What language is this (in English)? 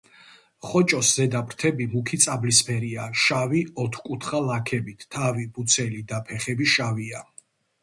Georgian